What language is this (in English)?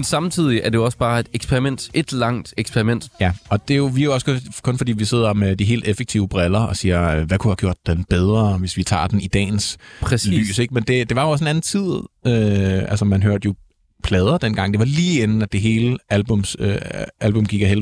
Danish